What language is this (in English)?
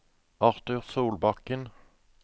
Norwegian